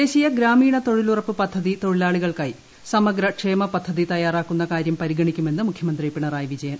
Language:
Malayalam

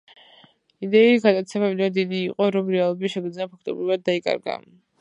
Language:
Georgian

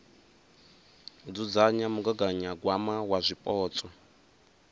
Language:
Venda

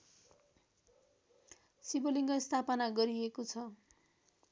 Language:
Nepali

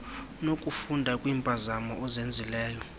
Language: Xhosa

